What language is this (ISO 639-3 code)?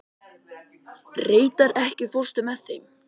isl